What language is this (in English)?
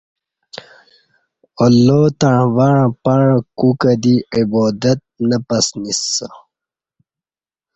Kati